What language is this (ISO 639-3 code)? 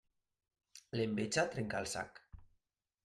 cat